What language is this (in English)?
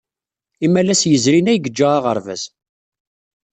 Kabyle